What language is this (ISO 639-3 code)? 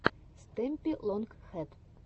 rus